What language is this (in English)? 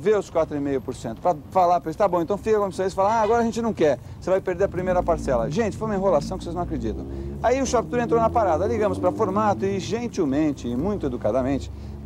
Portuguese